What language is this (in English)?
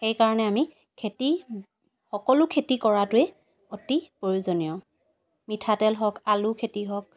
Assamese